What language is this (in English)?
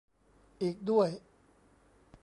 Thai